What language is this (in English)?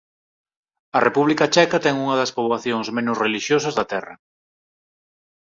Galician